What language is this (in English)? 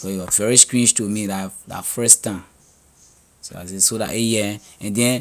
Liberian English